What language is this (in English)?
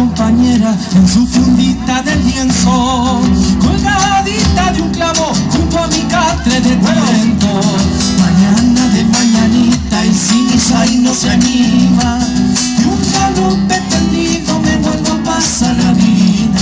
Romanian